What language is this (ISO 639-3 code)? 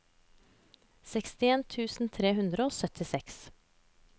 nor